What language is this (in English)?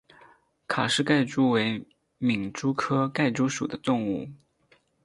Chinese